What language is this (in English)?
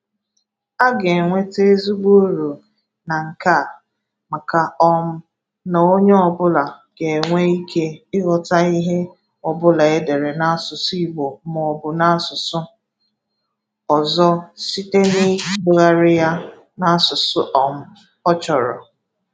Igbo